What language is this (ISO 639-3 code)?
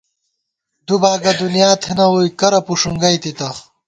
gwt